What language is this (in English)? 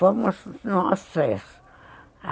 Portuguese